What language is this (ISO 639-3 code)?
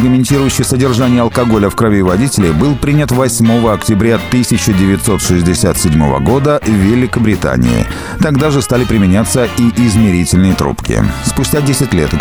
rus